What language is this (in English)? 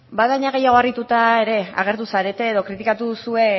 Basque